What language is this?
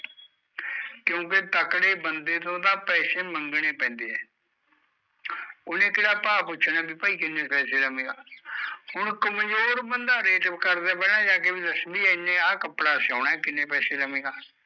Punjabi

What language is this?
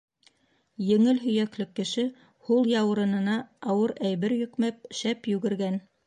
Bashkir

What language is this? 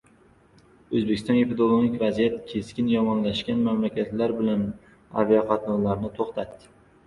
Uzbek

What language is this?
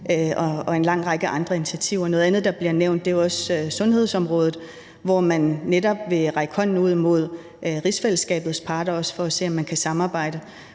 Danish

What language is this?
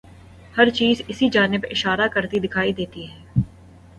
Urdu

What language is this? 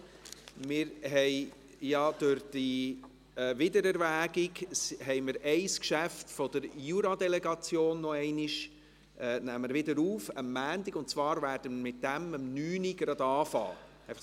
Swiss German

